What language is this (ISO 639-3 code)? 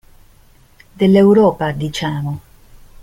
ita